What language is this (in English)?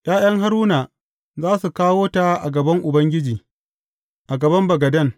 Hausa